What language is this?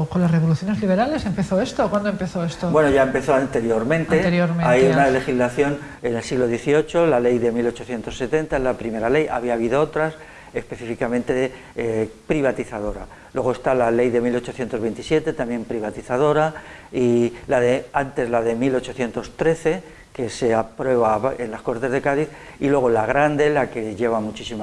Spanish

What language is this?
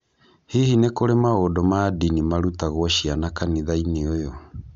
Kikuyu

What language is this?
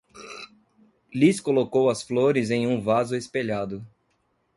Portuguese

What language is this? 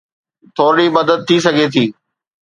Sindhi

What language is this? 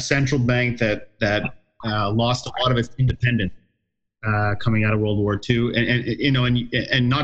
English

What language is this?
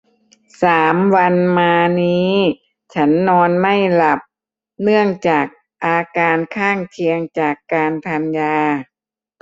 Thai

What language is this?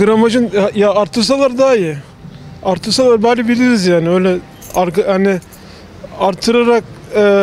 Turkish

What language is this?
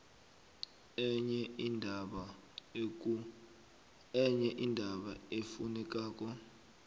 South Ndebele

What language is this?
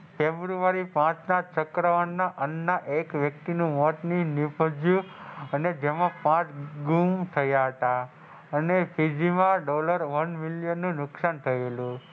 Gujarati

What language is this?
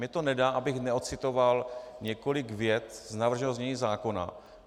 Czech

